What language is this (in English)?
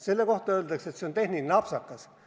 Estonian